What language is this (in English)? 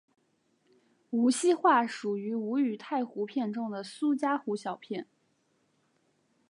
Chinese